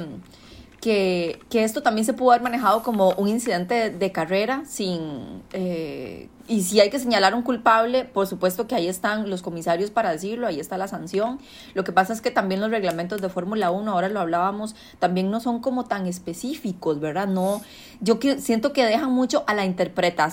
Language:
Spanish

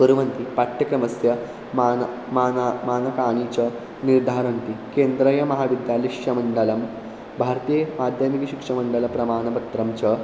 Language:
Sanskrit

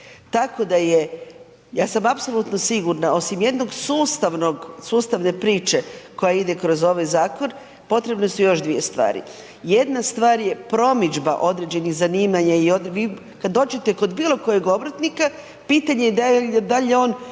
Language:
Croatian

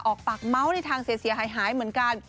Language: Thai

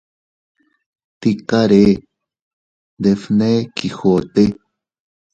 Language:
Teutila Cuicatec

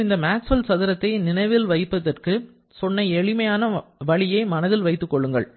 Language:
Tamil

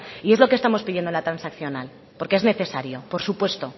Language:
Spanish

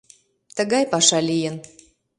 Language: Mari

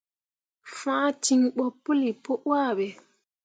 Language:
Mundang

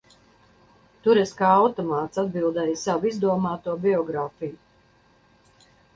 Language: Latvian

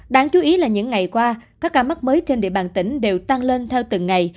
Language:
Vietnamese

